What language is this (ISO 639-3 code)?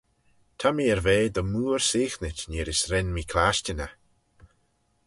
glv